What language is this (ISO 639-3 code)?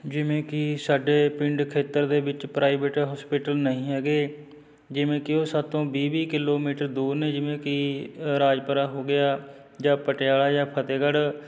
pan